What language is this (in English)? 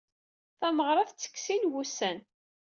Kabyle